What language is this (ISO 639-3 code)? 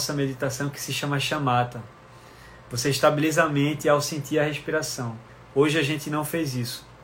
por